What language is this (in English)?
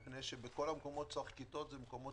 Hebrew